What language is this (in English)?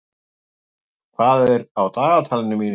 Icelandic